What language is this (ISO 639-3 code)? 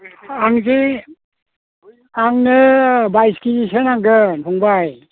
brx